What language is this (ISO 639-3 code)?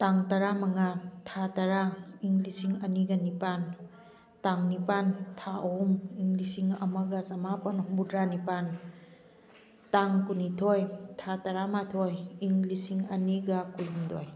mni